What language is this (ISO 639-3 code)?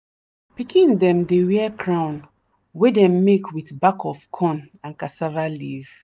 pcm